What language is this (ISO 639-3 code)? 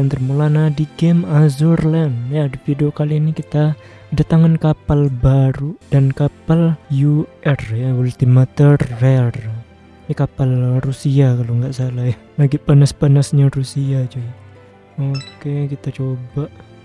ind